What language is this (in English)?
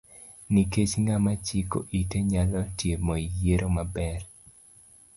Luo (Kenya and Tanzania)